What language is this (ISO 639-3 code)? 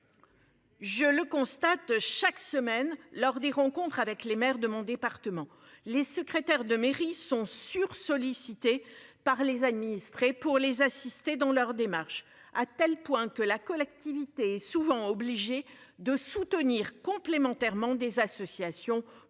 fra